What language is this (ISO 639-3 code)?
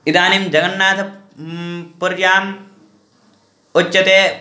san